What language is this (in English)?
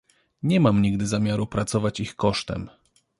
Polish